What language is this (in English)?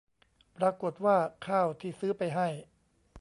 Thai